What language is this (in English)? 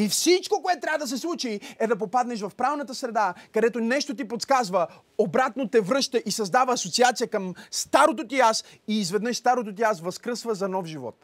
Bulgarian